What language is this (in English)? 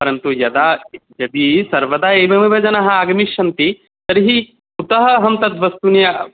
Sanskrit